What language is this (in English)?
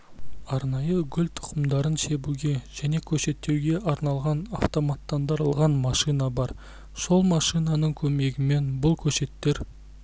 Kazakh